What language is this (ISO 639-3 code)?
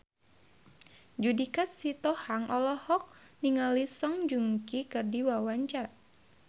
sun